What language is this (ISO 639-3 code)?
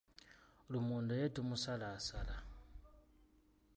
lug